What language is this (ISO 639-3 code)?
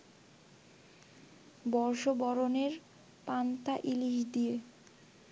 ben